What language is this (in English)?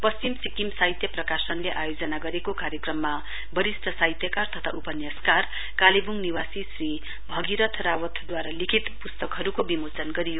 Nepali